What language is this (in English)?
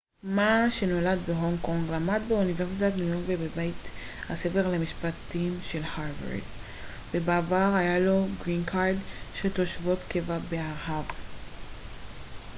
Hebrew